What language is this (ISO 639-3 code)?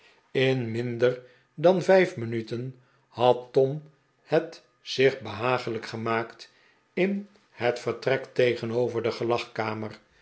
nld